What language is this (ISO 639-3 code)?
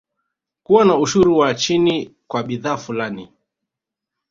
swa